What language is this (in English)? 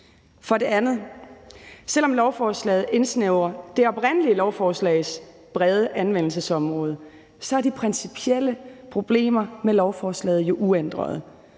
Danish